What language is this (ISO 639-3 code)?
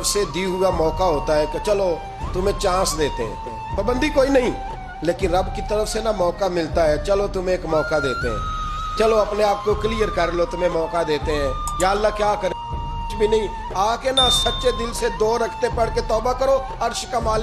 urd